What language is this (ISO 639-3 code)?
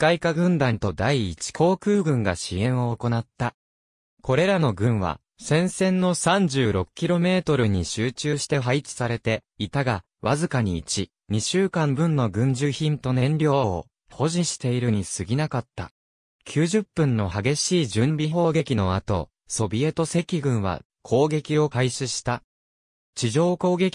jpn